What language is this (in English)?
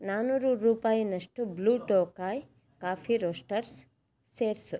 Kannada